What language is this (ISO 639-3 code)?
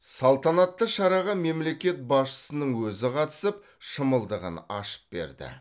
kaz